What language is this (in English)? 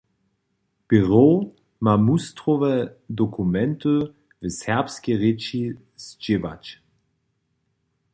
Upper Sorbian